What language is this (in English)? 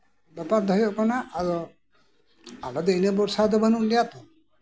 Santali